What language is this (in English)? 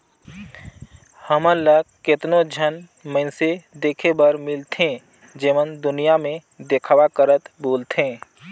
Chhattisgarhi